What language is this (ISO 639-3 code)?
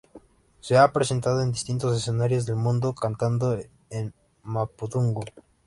spa